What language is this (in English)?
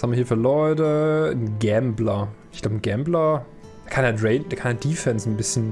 German